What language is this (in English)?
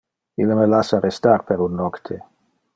Interlingua